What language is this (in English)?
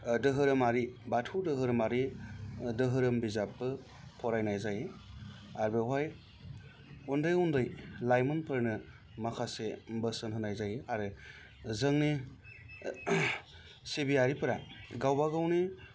Bodo